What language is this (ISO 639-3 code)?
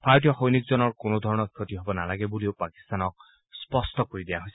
asm